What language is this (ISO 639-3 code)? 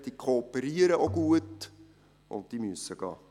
gsw